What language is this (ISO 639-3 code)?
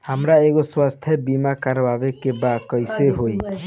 bho